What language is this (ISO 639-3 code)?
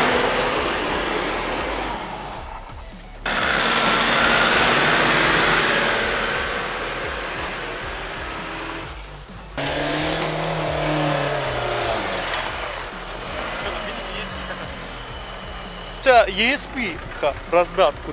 rus